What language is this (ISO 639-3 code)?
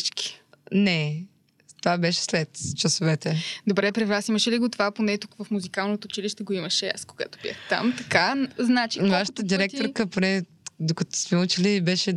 bul